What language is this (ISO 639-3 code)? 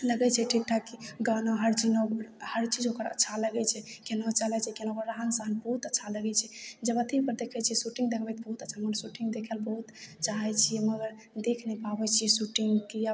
mai